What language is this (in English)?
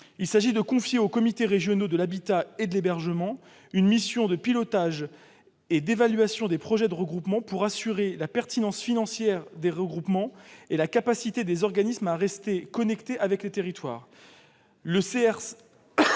French